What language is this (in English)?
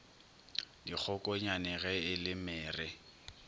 Northern Sotho